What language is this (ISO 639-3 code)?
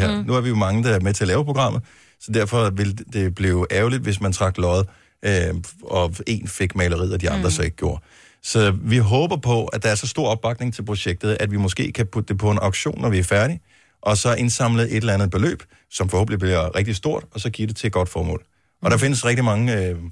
dan